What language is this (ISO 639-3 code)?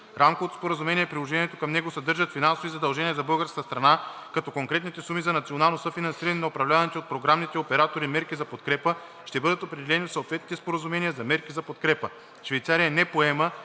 bul